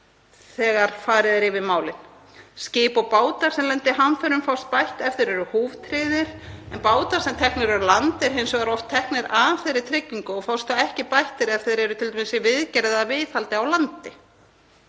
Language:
Icelandic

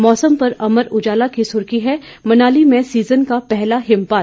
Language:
Hindi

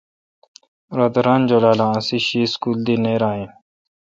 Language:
Kalkoti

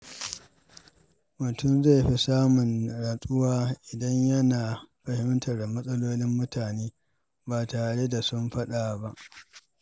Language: Hausa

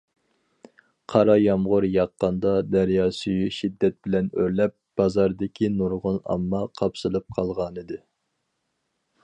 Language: Uyghur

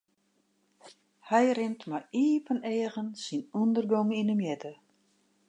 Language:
Western Frisian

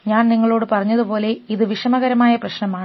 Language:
Malayalam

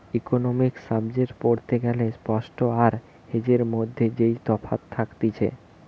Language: Bangla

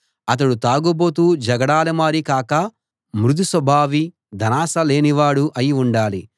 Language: Telugu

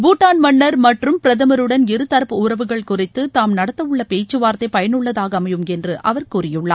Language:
Tamil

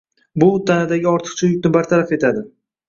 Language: Uzbek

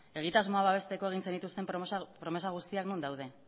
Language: Basque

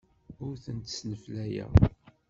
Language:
Kabyle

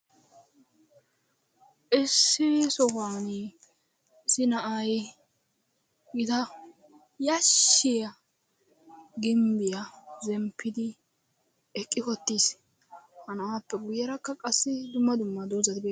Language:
Wolaytta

